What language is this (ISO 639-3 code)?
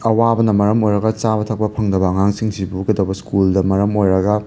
mni